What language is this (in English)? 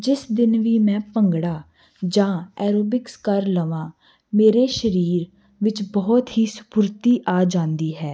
Punjabi